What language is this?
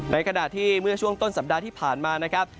Thai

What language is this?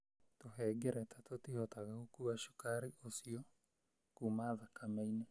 Kikuyu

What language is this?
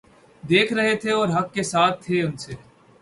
Urdu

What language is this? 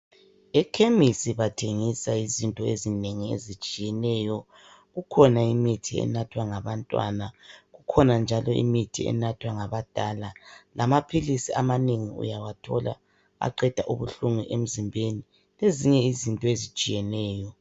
North Ndebele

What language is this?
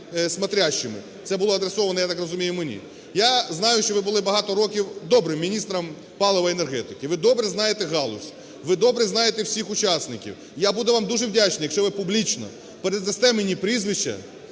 Ukrainian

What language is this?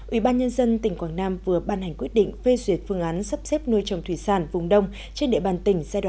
Vietnamese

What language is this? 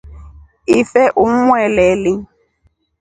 Rombo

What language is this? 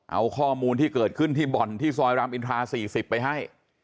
Thai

